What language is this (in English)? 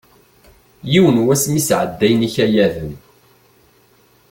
Kabyle